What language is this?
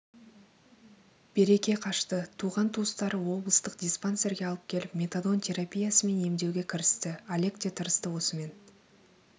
Kazakh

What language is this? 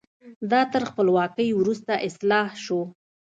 Pashto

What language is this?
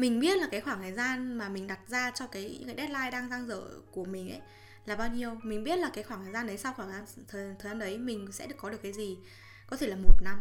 Vietnamese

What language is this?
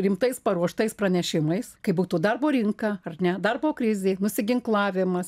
Lithuanian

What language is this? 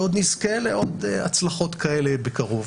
Hebrew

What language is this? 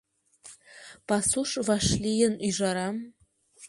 Mari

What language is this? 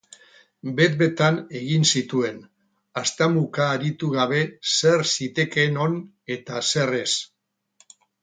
Basque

